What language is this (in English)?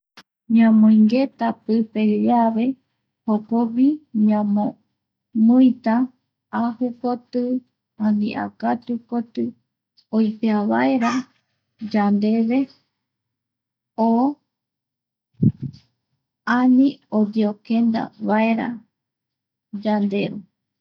Eastern Bolivian Guaraní